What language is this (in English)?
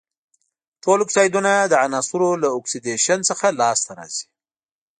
Pashto